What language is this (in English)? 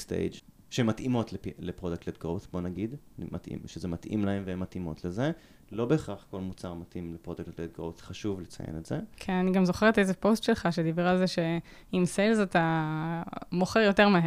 Hebrew